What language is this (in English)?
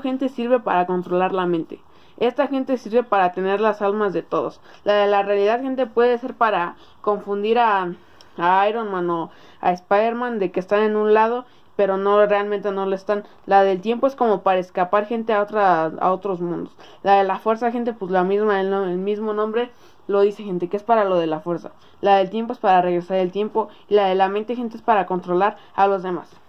Spanish